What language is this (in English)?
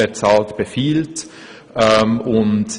Swiss German